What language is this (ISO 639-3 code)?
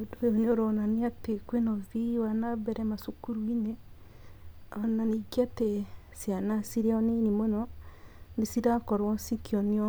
kik